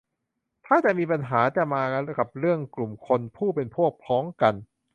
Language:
Thai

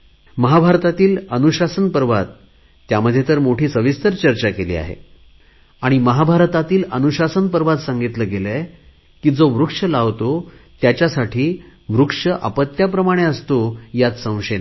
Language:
Marathi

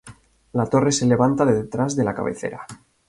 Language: Spanish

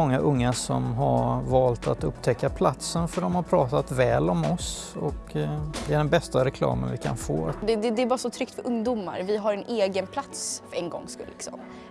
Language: Swedish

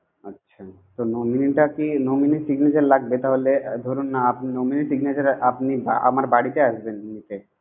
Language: Bangla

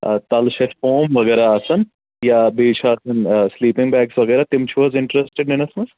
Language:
Kashmiri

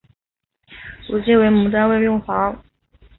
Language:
Chinese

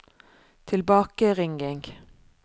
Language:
Norwegian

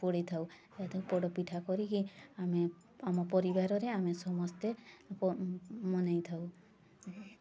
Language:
Odia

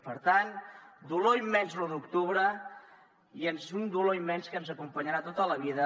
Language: Catalan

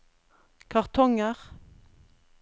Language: Norwegian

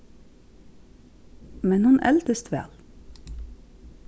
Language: Faroese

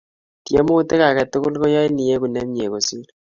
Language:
Kalenjin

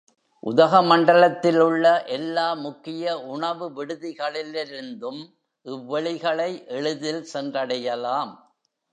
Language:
Tamil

